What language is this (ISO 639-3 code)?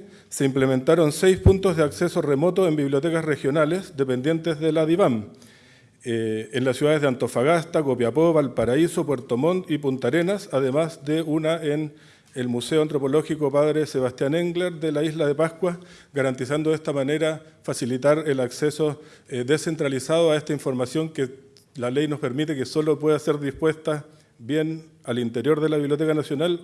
spa